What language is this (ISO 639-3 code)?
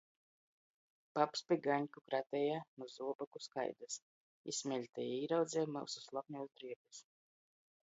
ltg